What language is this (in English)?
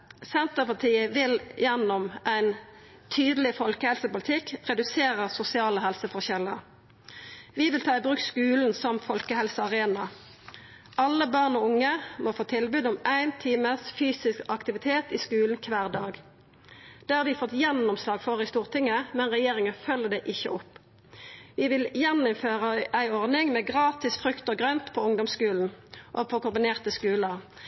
Norwegian Nynorsk